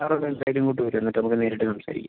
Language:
Malayalam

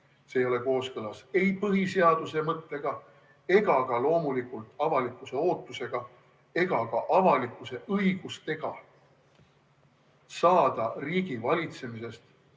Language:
Estonian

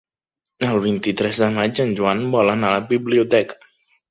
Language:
Catalan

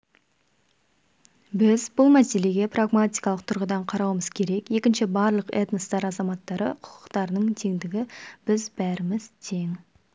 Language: Kazakh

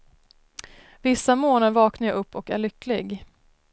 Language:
Swedish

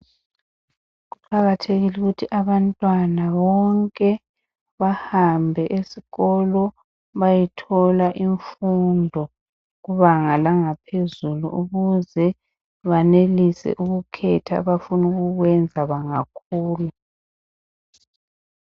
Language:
North Ndebele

